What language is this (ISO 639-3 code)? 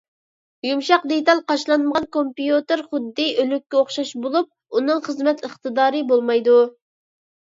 uig